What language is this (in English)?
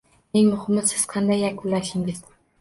Uzbek